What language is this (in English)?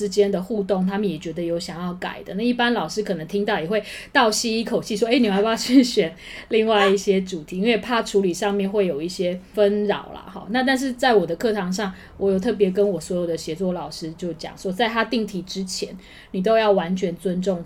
Chinese